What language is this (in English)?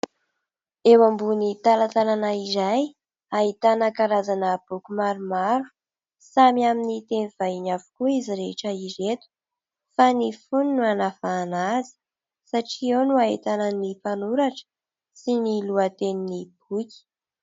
Malagasy